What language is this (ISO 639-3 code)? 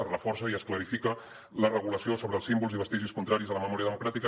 cat